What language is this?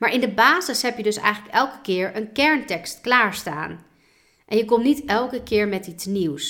Dutch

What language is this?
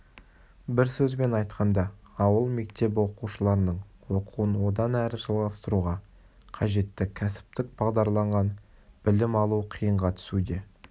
Kazakh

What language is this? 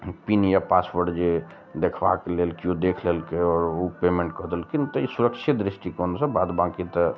Maithili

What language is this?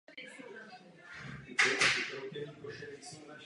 Czech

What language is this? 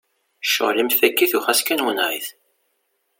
Kabyle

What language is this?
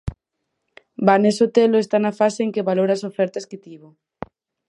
Galician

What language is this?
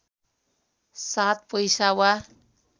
Nepali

